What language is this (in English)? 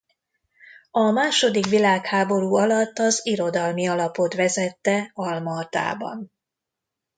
Hungarian